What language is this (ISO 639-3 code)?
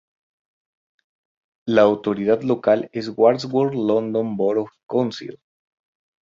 spa